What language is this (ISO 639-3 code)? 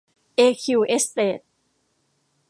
tha